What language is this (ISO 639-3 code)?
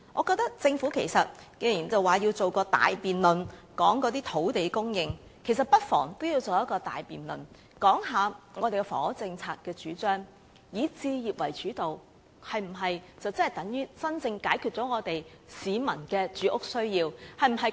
yue